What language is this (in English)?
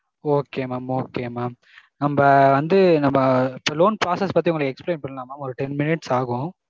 Tamil